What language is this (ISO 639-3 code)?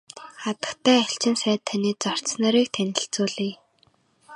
mon